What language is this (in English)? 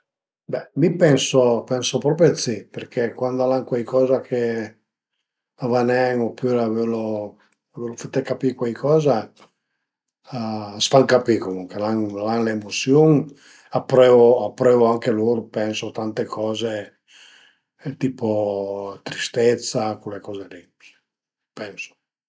Piedmontese